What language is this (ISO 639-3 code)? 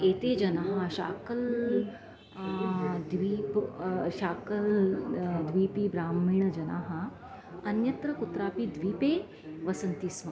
san